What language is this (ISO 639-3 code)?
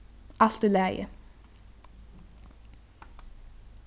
fao